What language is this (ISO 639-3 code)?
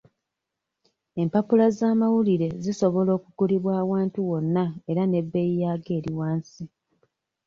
lug